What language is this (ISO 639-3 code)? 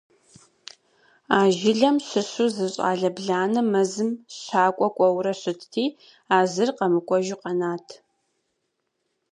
kbd